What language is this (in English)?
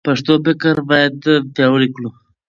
Pashto